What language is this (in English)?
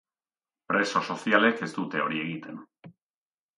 Basque